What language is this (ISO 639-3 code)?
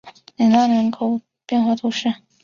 zho